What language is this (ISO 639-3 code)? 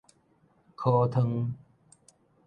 nan